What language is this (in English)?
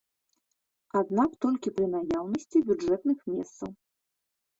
Belarusian